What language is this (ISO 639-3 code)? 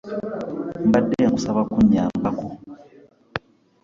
lug